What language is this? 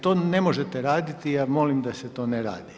Croatian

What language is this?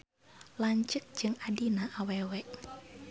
Sundanese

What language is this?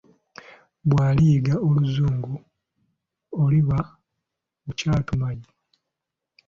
Ganda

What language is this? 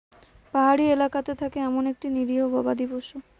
Bangla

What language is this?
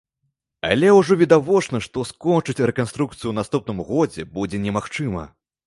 Belarusian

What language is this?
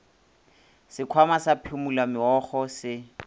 Northern Sotho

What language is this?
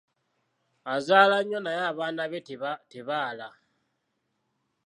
Ganda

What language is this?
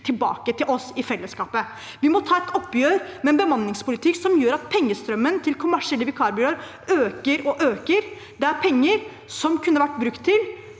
Norwegian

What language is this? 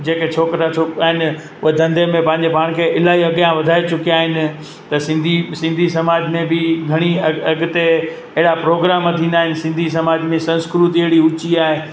Sindhi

